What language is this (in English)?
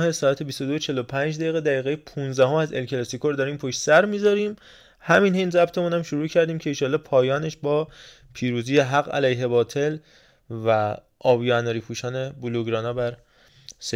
Persian